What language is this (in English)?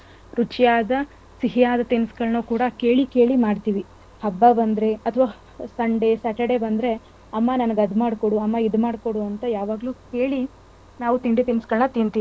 Kannada